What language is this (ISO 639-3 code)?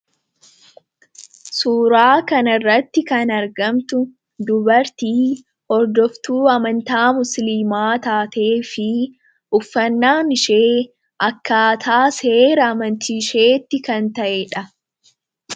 orm